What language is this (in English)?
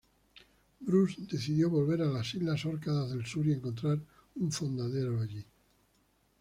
Spanish